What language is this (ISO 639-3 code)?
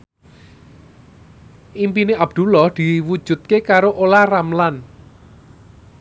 jav